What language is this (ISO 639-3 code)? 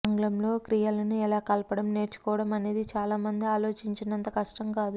tel